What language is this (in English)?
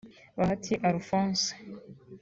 Kinyarwanda